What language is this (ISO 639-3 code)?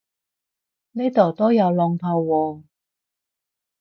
yue